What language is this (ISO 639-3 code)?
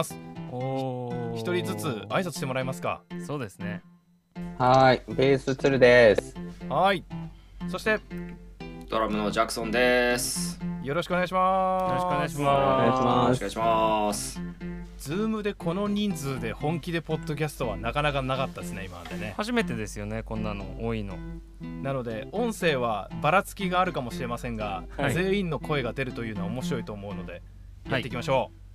jpn